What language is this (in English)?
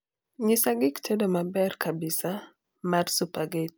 Luo (Kenya and Tanzania)